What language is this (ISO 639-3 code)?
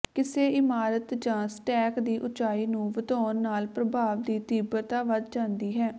pan